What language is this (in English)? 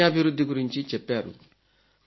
Telugu